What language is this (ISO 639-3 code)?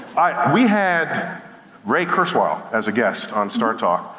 eng